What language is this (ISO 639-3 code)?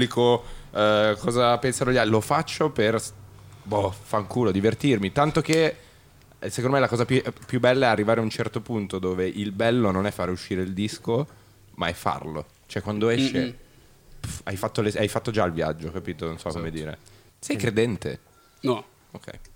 ita